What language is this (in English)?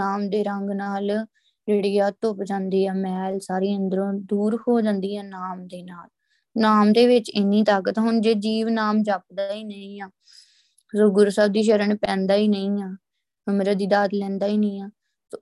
Punjabi